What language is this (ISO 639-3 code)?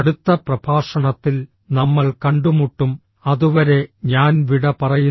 mal